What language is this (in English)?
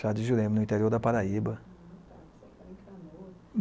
Portuguese